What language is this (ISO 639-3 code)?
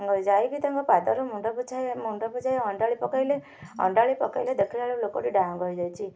ori